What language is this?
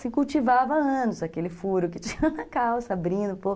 Portuguese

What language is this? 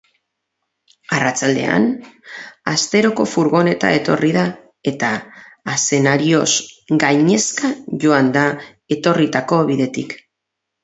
Basque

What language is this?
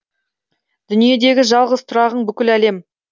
Kazakh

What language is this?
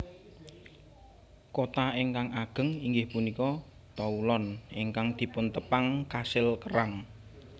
Javanese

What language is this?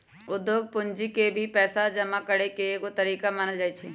Magahi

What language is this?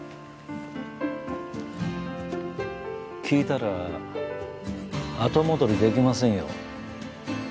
Japanese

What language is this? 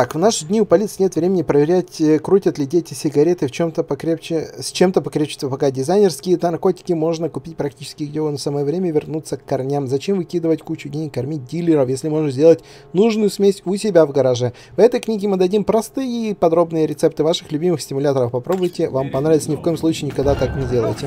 Russian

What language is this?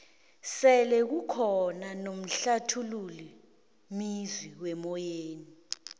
South Ndebele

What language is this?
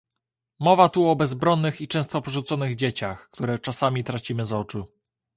Polish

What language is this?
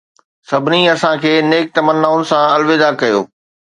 Sindhi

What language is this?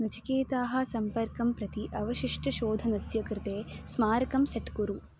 Sanskrit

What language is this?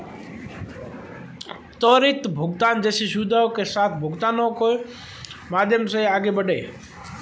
Hindi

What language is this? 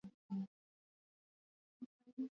Swahili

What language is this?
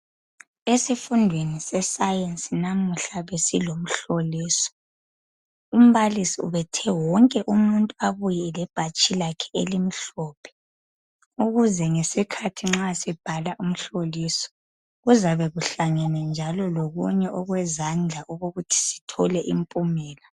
North Ndebele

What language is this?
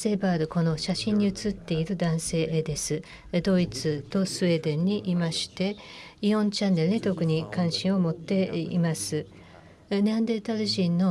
Japanese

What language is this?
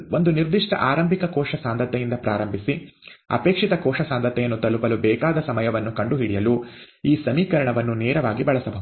Kannada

